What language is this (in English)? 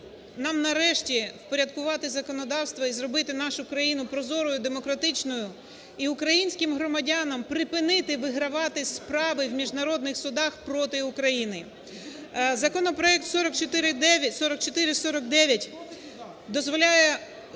Ukrainian